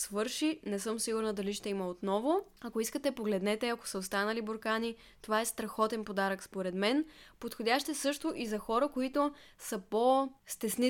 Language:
Bulgarian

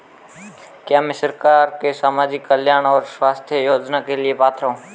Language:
Hindi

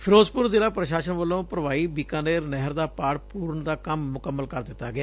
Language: Punjabi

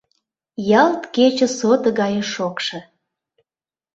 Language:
Mari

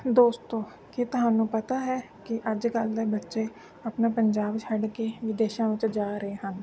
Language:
Punjabi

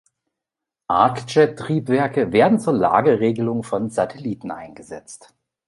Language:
German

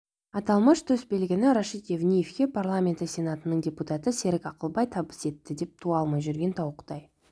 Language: Kazakh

